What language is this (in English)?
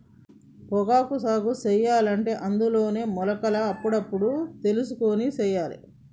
Telugu